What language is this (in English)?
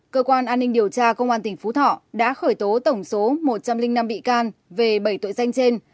Vietnamese